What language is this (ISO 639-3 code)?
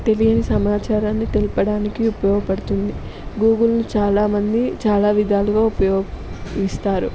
tel